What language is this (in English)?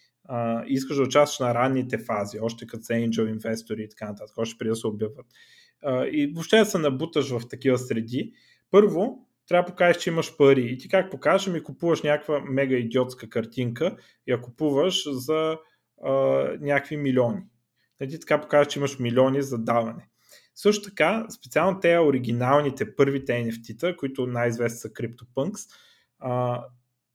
Bulgarian